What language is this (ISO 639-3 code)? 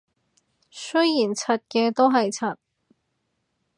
yue